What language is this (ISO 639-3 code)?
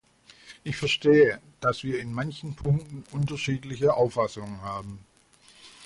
deu